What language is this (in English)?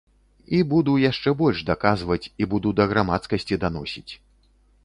Belarusian